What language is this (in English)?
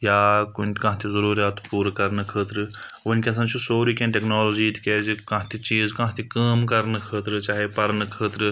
Kashmiri